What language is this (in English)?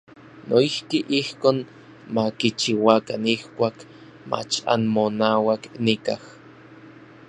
Orizaba Nahuatl